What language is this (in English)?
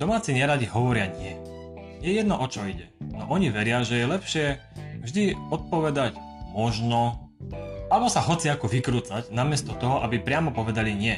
Slovak